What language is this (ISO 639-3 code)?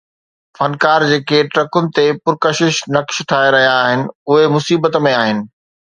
snd